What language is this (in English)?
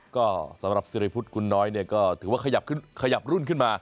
Thai